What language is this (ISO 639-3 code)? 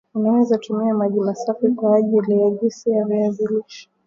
swa